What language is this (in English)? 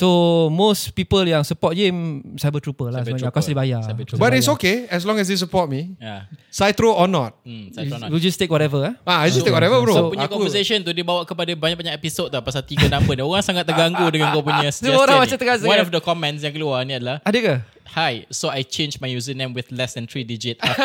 Malay